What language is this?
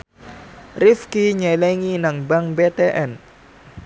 Javanese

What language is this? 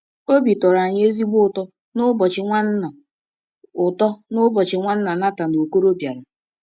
Igbo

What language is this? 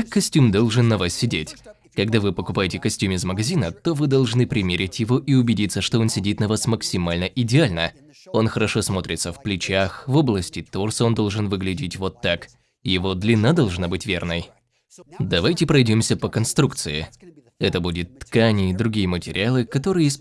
Russian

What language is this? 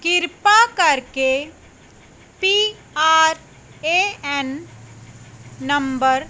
Punjabi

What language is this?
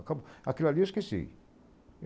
Portuguese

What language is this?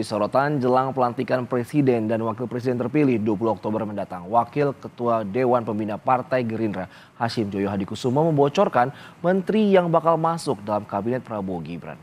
Indonesian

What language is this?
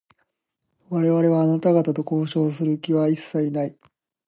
Japanese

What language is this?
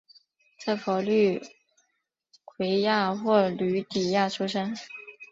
Chinese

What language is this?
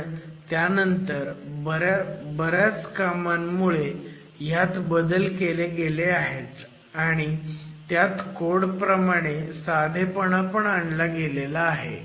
Marathi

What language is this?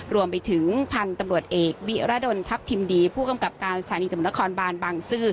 Thai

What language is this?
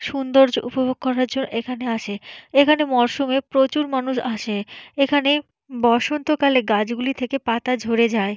Bangla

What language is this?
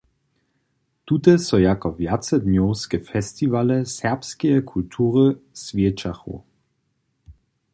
Upper Sorbian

